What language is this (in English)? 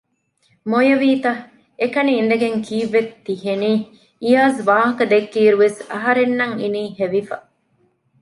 Divehi